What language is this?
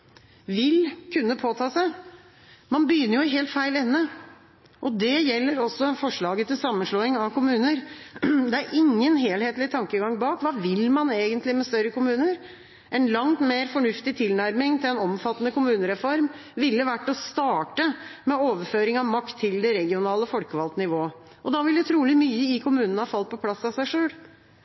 Norwegian Bokmål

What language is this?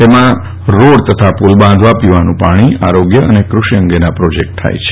Gujarati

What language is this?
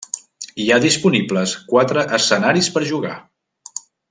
Catalan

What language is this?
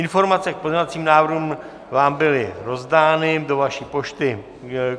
Czech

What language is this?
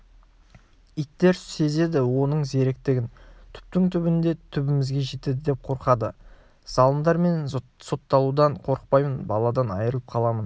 Kazakh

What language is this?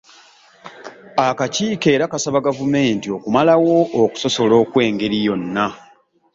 Ganda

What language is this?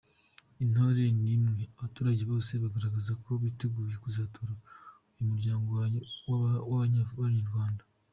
Kinyarwanda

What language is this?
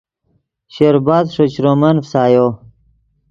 Yidgha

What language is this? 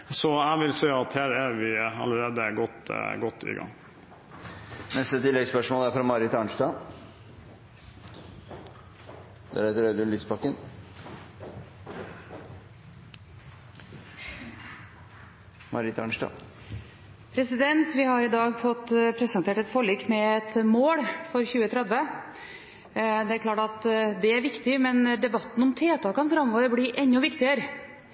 Norwegian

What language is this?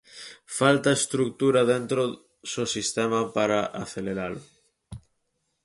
Galician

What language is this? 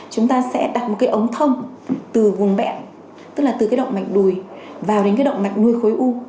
Vietnamese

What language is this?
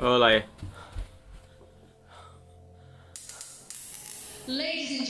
Romanian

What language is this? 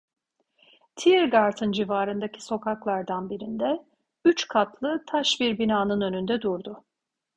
Turkish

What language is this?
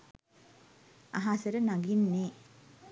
Sinhala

